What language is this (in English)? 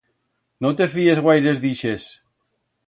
Aragonese